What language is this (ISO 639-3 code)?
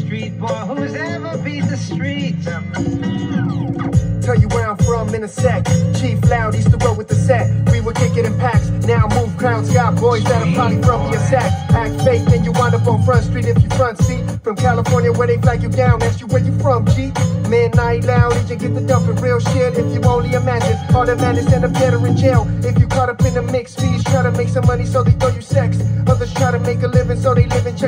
eng